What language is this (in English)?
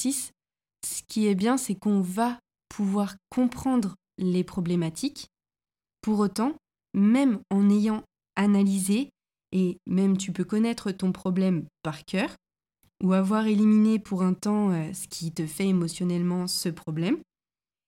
French